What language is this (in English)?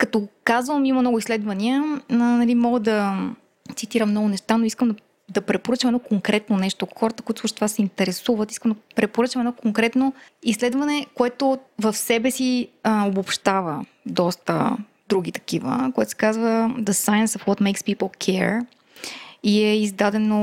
Bulgarian